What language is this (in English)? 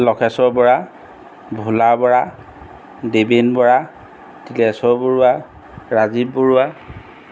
Assamese